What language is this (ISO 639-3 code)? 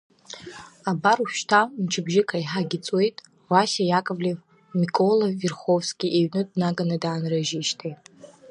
abk